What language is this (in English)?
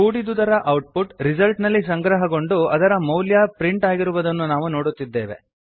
Kannada